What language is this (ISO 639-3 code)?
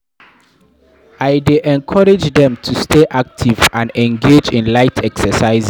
pcm